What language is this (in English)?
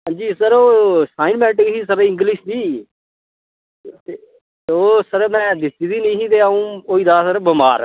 Dogri